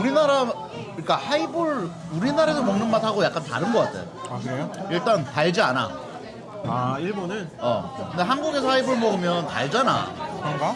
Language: Korean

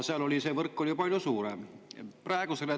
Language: Estonian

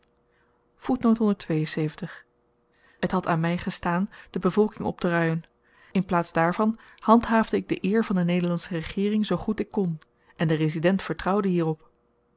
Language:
Dutch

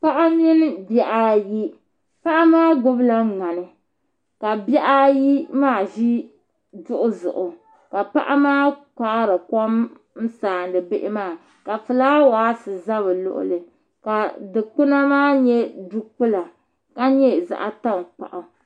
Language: Dagbani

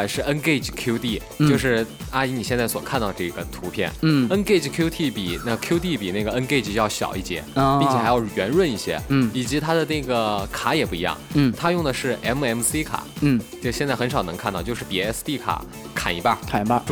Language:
Chinese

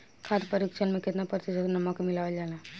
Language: Bhojpuri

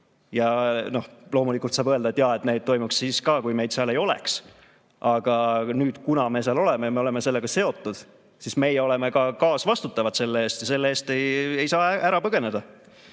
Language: Estonian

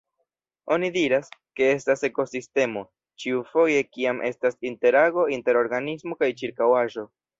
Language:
Esperanto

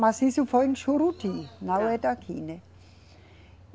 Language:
Portuguese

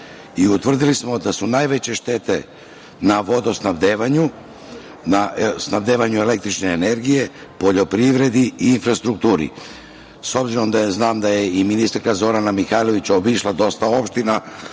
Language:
Serbian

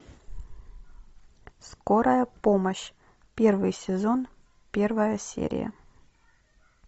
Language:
Russian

